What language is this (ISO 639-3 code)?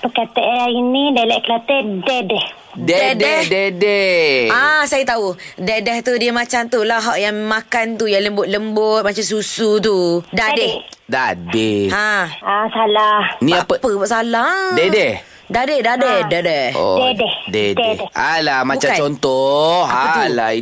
msa